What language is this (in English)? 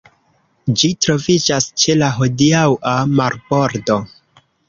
Esperanto